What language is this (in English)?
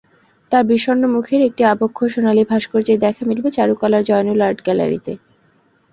Bangla